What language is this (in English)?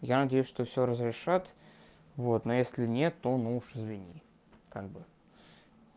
Russian